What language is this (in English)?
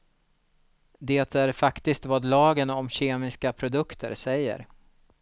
Swedish